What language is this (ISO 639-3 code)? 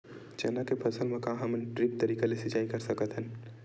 hne